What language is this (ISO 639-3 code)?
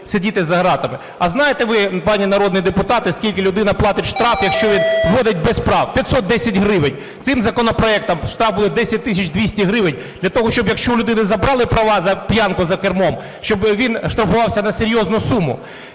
ukr